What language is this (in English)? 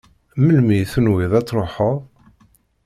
Kabyle